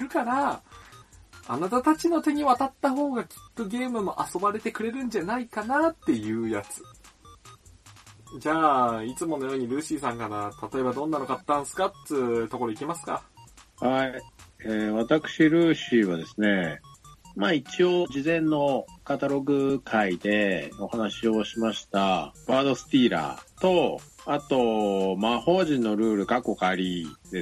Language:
Japanese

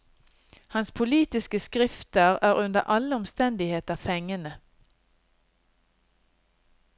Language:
Norwegian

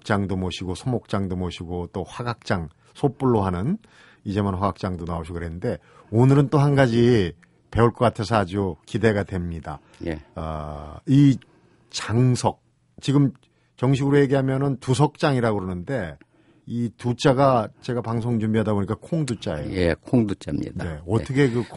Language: Korean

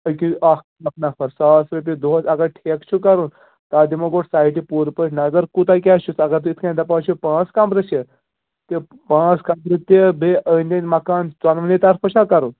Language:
Kashmiri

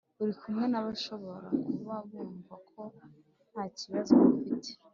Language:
Kinyarwanda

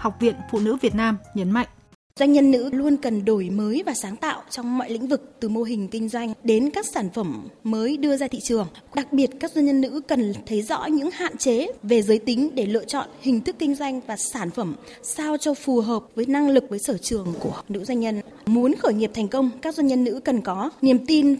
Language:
Vietnamese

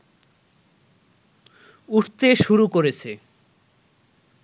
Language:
Bangla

